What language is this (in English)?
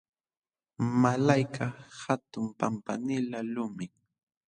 Jauja Wanca Quechua